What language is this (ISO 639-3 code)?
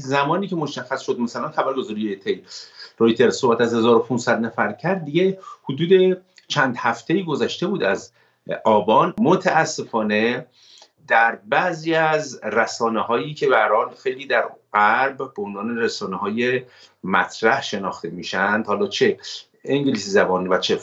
fas